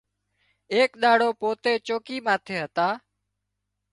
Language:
Wadiyara Koli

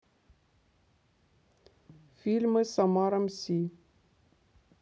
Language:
Russian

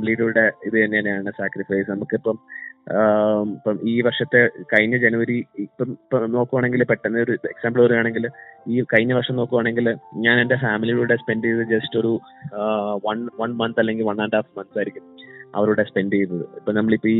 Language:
Malayalam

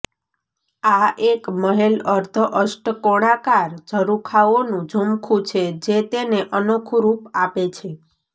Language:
Gujarati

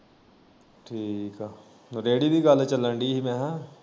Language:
Punjabi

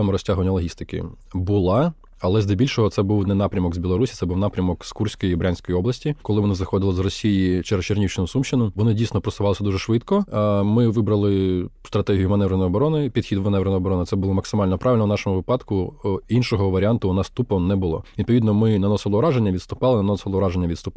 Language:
Ukrainian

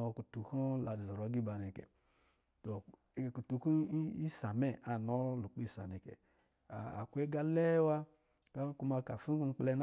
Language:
Lijili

